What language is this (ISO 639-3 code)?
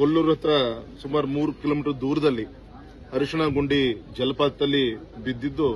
ron